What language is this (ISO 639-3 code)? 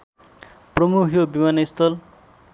nep